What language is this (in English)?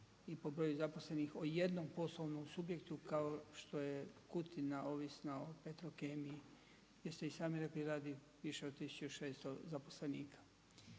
Croatian